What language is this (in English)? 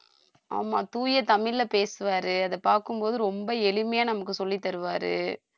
Tamil